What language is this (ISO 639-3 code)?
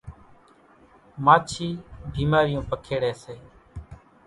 gjk